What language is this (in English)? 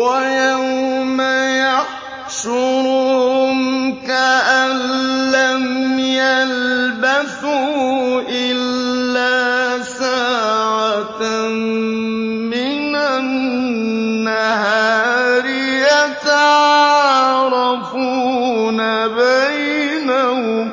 Arabic